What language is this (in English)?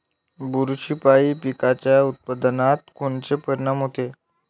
Marathi